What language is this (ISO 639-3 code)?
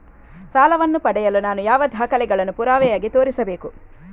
kan